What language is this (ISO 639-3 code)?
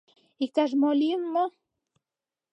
chm